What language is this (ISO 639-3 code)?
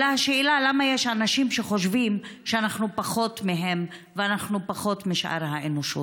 heb